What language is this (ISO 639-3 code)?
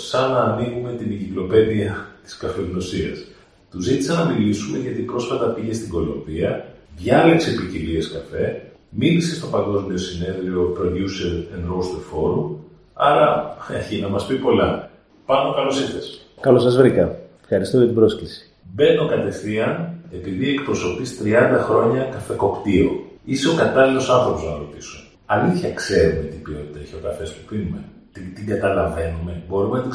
ell